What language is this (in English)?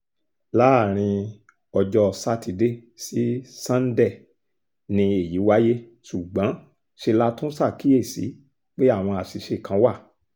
Yoruba